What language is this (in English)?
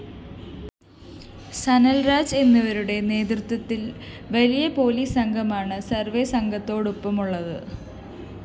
Malayalam